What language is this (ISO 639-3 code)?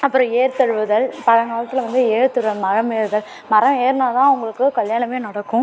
tam